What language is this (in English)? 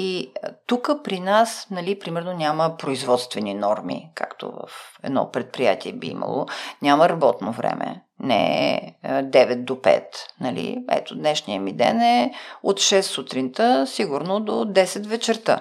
Bulgarian